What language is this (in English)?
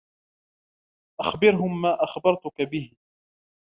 Arabic